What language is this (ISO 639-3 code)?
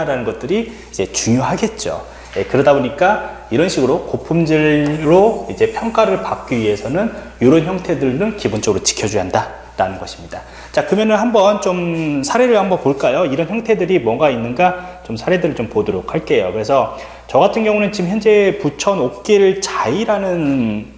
kor